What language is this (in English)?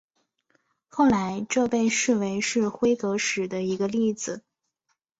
Chinese